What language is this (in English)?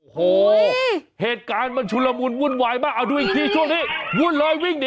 Thai